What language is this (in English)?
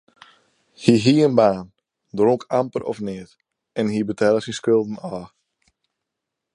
Western Frisian